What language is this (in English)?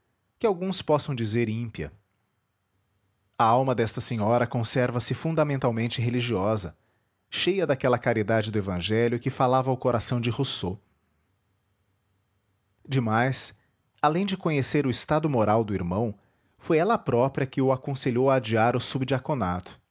Portuguese